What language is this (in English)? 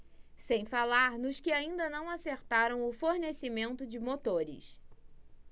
Portuguese